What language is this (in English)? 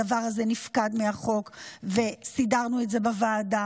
Hebrew